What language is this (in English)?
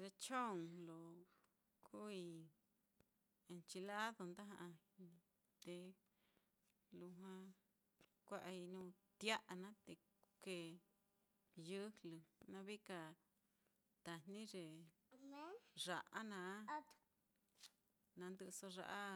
Mitlatongo Mixtec